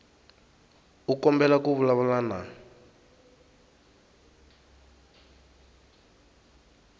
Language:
Tsonga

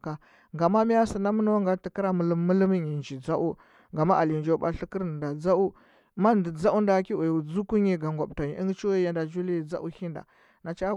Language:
Huba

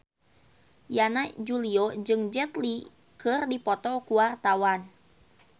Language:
Sundanese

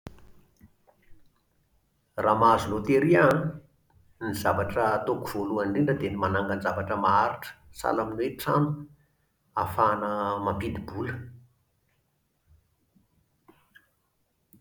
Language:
Malagasy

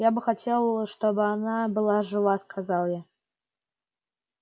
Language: Russian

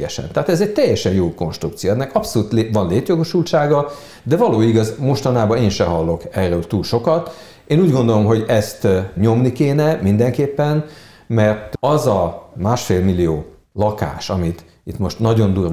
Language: Hungarian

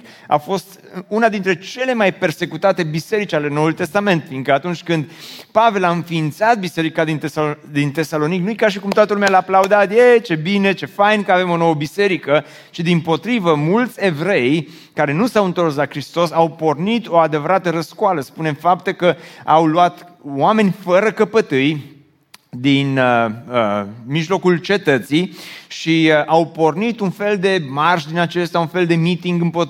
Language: Romanian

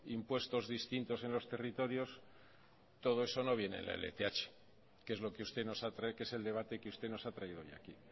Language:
Spanish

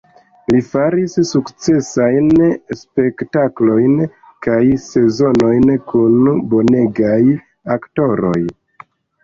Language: Esperanto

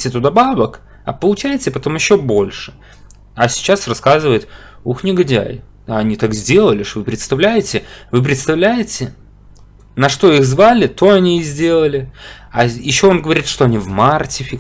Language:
Russian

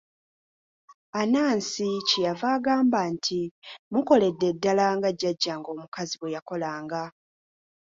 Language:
Ganda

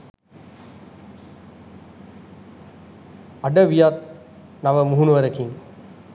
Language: Sinhala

